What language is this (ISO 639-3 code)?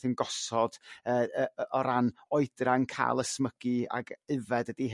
cym